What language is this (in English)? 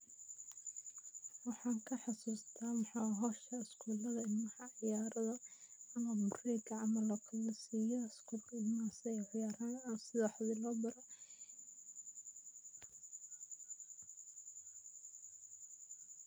Somali